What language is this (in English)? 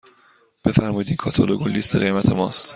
Persian